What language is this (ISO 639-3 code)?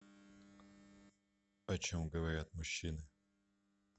rus